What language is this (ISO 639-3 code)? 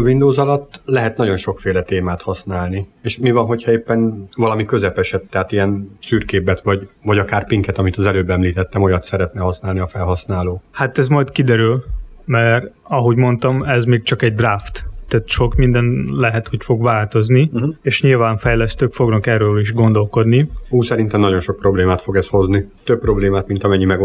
hun